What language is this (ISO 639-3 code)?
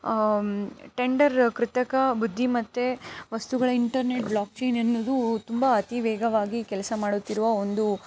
kan